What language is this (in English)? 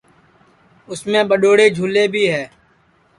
Sansi